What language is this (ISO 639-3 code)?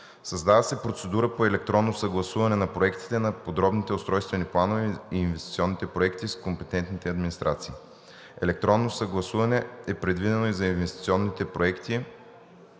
bul